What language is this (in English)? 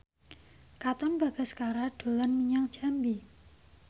Javanese